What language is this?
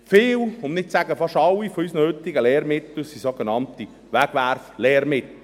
Swiss German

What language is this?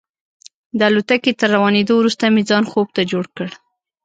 Pashto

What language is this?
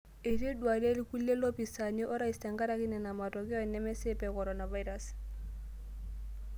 Masai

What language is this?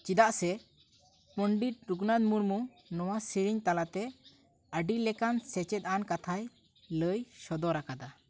Santali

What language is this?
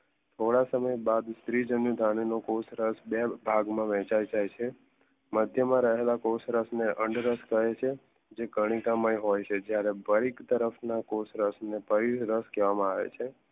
Gujarati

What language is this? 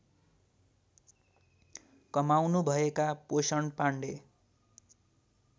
Nepali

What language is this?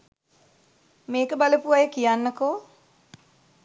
Sinhala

